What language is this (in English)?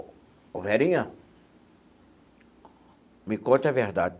Portuguese